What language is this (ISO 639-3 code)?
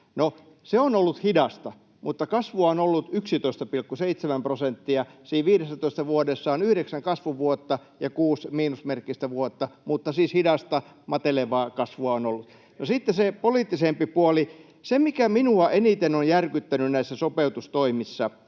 fin